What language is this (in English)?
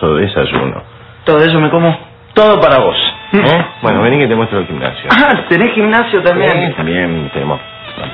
Spanish